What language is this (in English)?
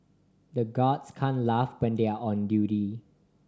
English